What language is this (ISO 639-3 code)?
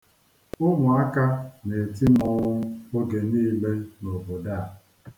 ibo